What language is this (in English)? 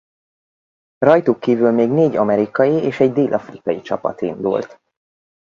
Hungarian